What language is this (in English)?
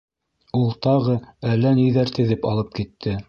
Bashkir